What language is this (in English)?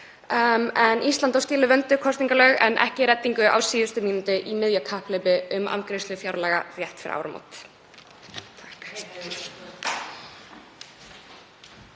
Icelandic